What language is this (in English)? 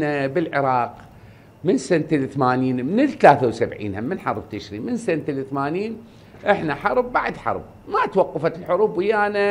Arabic